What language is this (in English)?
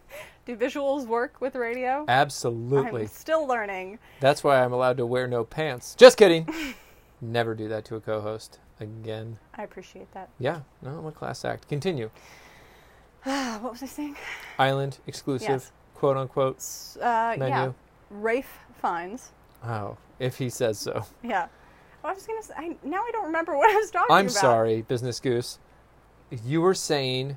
English